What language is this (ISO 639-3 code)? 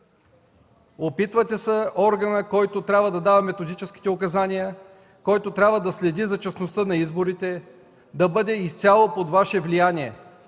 bul